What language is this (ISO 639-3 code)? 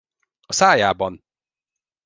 hun